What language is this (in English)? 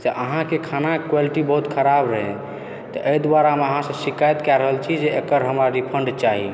Maithili